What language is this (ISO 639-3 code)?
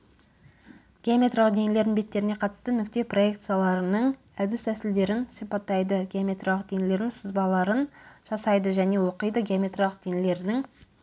kaz